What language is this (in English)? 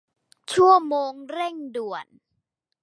Thai